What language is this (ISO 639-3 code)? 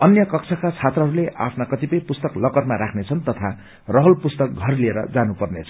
nep